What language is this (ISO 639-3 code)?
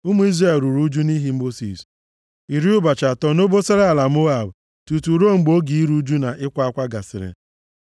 ibo